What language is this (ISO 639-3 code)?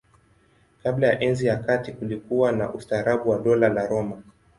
swa